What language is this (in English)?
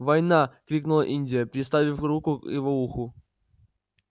Russian